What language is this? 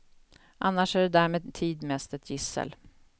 Swedish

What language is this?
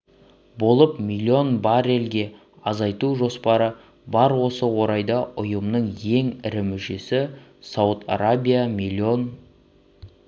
Kazakh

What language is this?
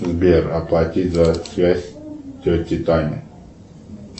Russian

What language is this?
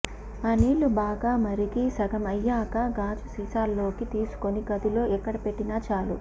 Telugu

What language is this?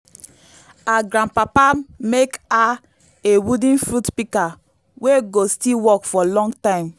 Nigerian Pidgin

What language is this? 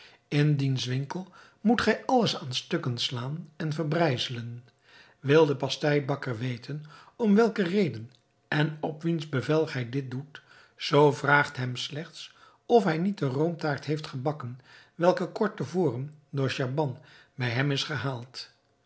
Dutch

